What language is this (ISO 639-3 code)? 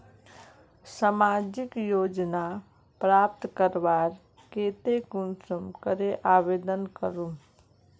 mag